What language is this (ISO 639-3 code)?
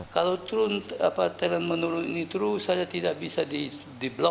ind